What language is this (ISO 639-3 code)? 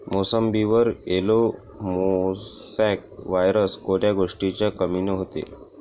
mar